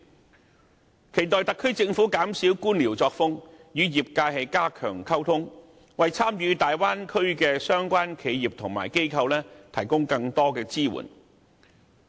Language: Cantonese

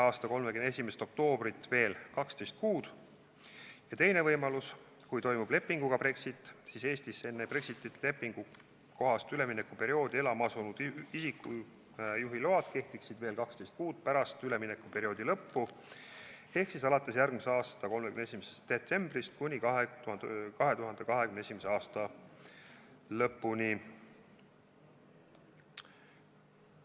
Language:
Estonian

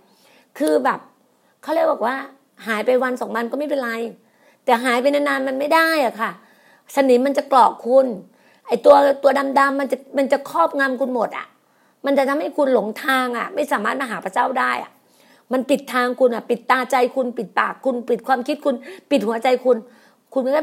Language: Thai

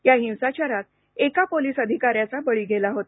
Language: Marathi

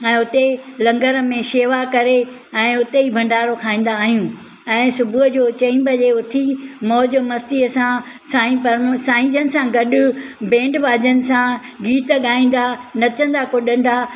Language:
Sindhi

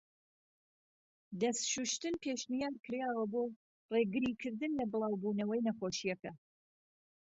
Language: Central Kurdish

